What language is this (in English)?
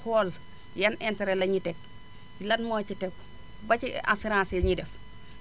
Wolof